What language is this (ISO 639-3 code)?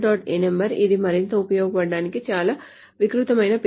tel